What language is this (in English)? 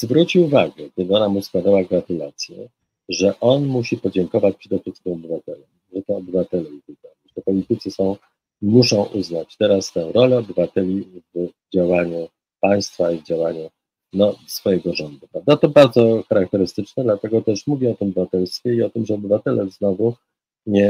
Polish